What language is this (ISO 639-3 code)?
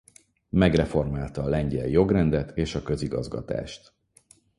hun